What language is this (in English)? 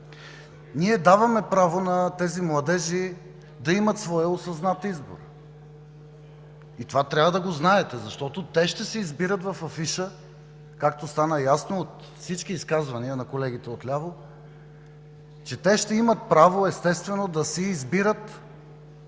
Bulgarian